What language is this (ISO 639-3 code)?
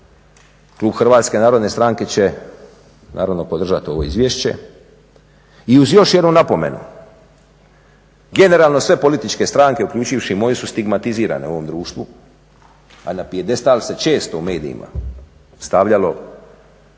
hrv